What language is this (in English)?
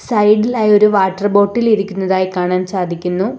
Malayalam